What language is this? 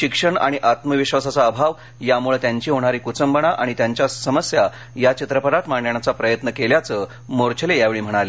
Marathi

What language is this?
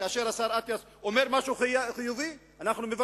Hebrew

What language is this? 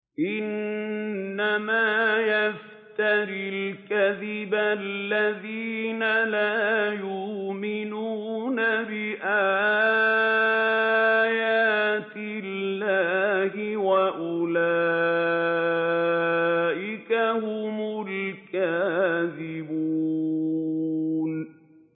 Arabic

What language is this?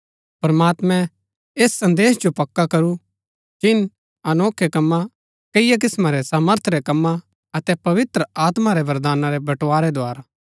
Gaddi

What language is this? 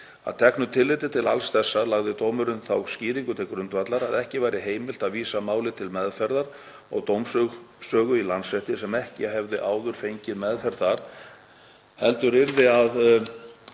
Icelandic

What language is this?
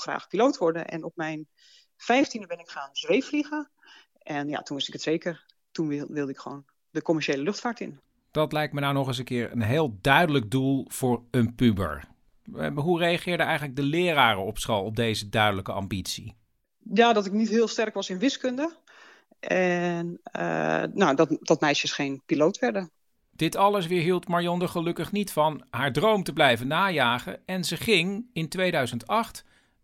Dutch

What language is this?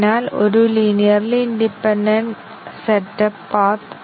Malayalam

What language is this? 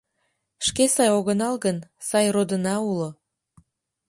Mari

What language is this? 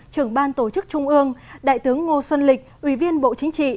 Vietnamese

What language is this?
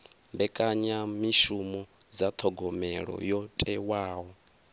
Venda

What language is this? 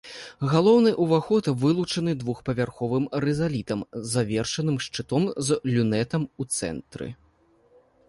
Belarusian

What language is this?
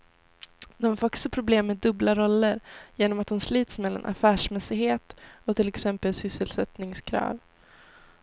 Swedish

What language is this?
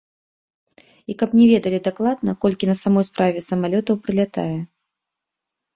Belarusian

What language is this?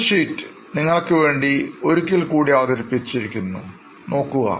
Malayalam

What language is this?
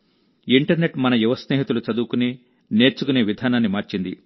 Telugu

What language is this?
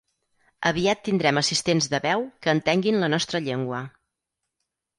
Catalan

